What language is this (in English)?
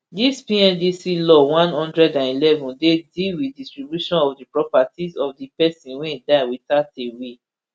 Nigerian Pidgin